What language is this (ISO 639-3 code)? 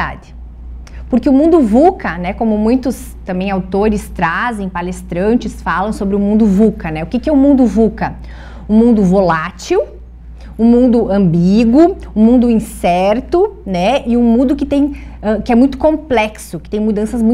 por